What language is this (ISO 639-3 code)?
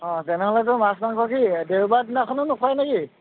asm